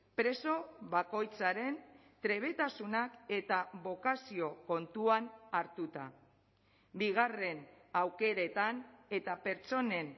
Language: Basque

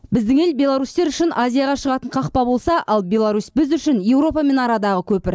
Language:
Kazakh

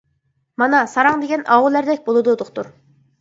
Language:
Uyghur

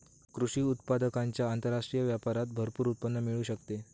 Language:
Marathi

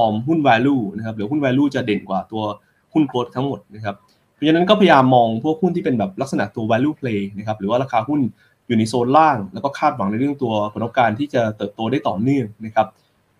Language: Thai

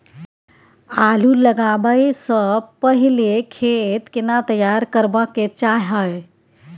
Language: Maithili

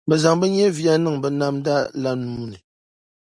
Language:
Dagbani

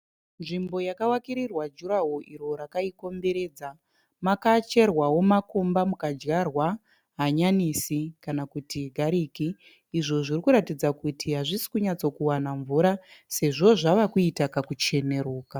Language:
Shona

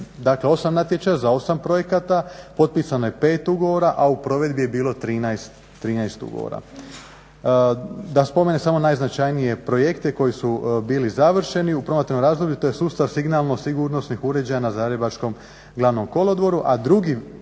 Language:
Croatian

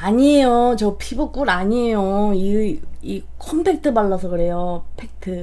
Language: Korean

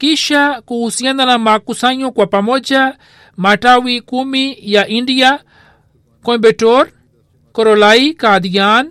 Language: Swahili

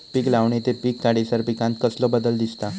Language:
Marathi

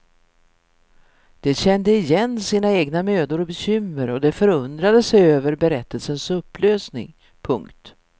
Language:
Swedish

